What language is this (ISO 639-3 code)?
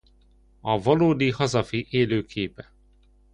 hun